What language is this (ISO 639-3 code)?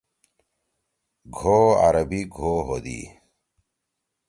trw